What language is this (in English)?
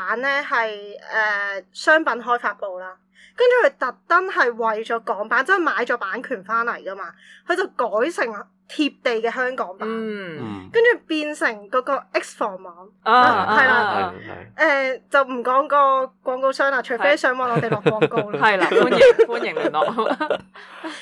Chinese